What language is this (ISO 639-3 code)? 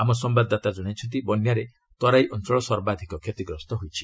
ori